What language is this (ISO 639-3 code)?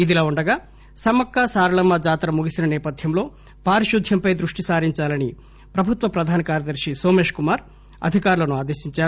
tel